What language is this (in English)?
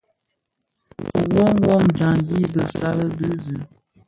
Bafia